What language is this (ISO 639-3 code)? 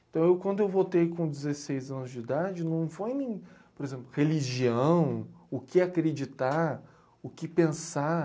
por